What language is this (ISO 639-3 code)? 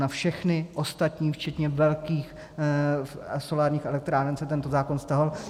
ces